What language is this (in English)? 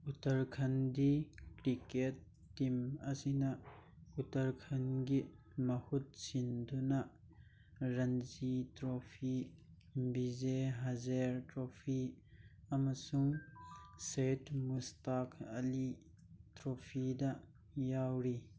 Manipuri